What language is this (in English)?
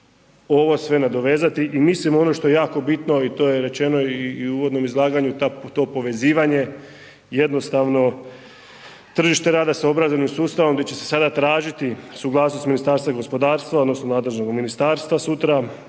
Croatian